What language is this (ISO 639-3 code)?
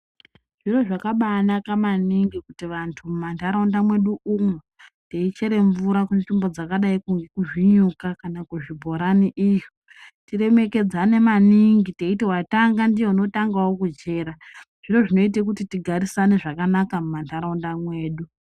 ndc